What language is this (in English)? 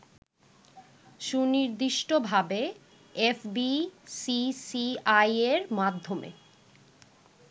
Bangla